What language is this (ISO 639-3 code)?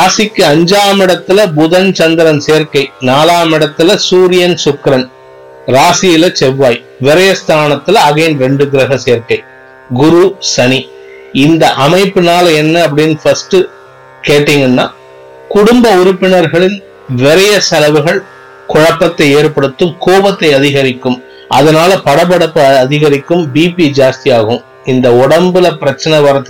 tam